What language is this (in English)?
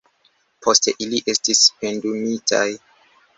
Esperanto